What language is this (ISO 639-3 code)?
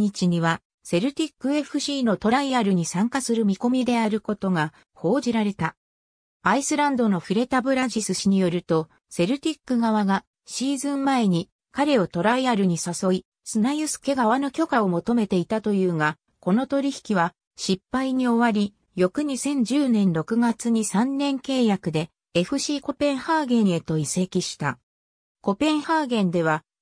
jpn